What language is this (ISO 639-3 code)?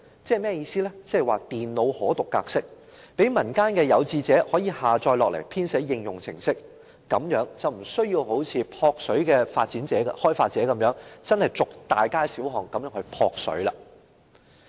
yue